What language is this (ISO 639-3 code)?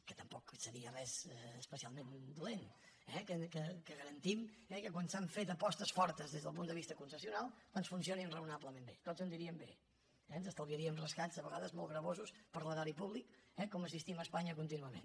cat